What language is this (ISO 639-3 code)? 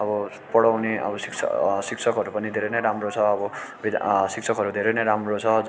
nep